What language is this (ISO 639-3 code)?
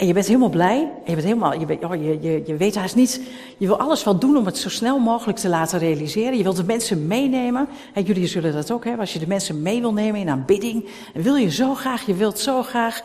nld